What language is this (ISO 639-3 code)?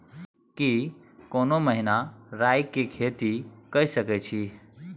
mai